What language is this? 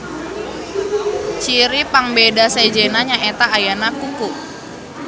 Sundanese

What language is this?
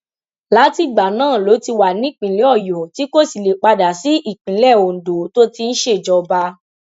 Yoruba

